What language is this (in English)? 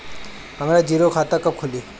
Bhojpuri